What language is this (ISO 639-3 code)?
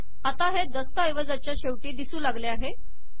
mar